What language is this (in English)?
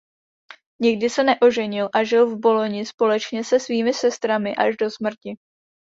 Czech